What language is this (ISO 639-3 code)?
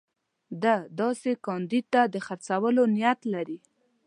pus